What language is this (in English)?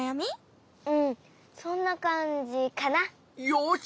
Japanese